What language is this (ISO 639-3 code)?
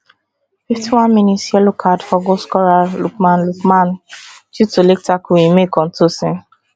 pcm